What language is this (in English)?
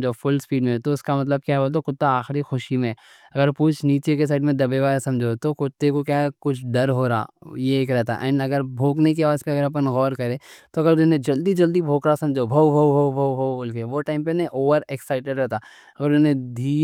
Deccan